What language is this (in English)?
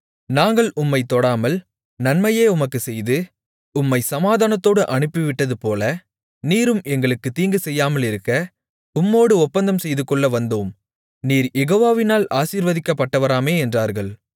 Tamil